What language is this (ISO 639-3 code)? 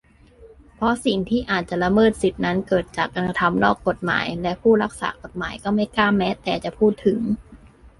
tha